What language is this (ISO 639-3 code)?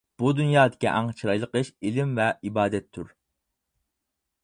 uig